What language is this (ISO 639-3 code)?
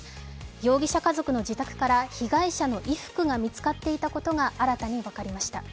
jpn